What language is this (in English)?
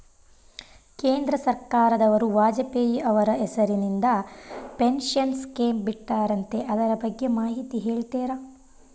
Kannada